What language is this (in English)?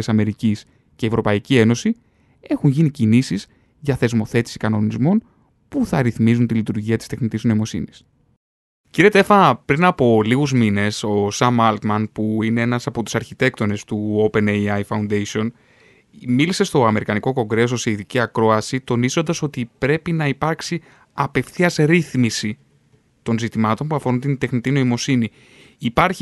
Greek